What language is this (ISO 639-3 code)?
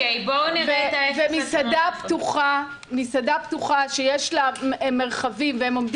heb